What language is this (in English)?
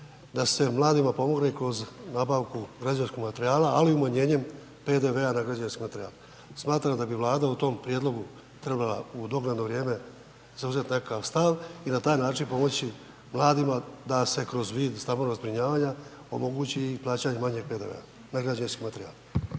Croatian